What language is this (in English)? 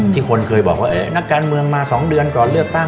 Thai